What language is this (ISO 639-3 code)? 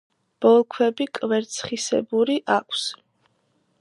kat